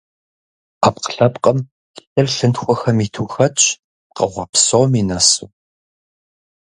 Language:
Kabardian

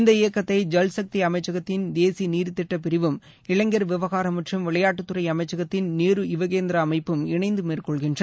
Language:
Tamil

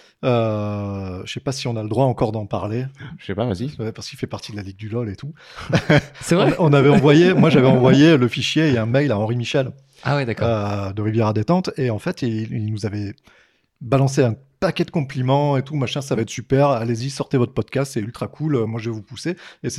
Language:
French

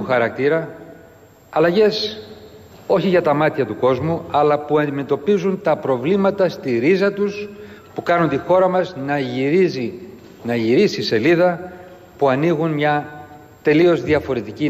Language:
Greek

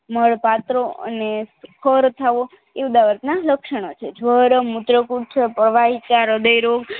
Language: Gujarati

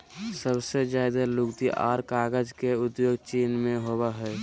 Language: Magahi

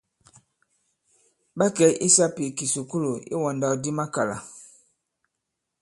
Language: Bankon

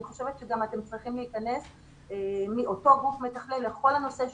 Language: Hebrew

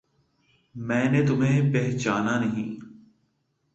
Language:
Urdu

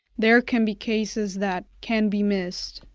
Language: English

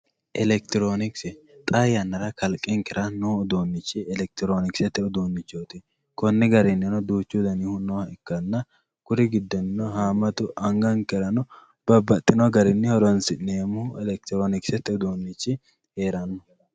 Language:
Sidamo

